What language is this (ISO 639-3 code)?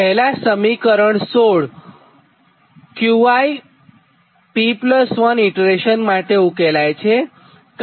guj